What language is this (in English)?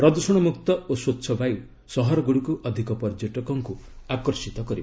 Odia